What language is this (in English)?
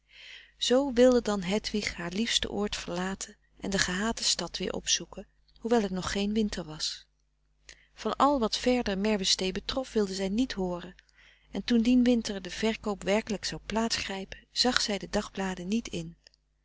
Dutch